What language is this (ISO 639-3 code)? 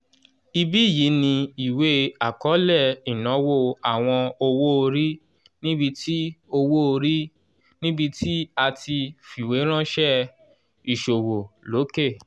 yor